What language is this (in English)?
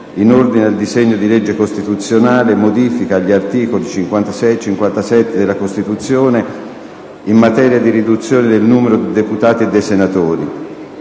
Italian